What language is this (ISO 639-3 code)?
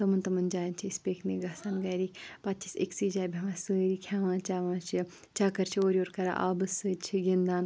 kas